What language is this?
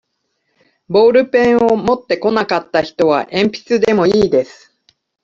Japanese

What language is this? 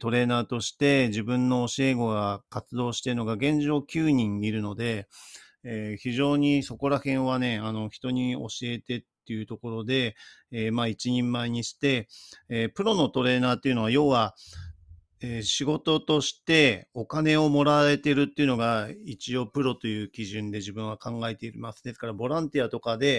Japanese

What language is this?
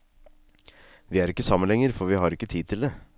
Norwegian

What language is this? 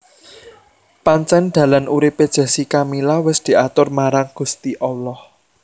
Javanese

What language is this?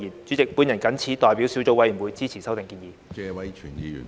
Cantonese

